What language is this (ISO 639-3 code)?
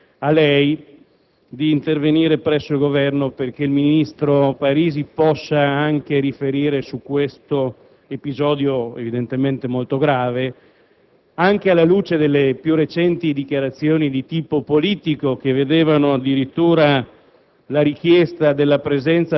ita